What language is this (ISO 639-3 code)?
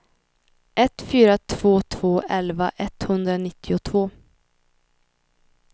swe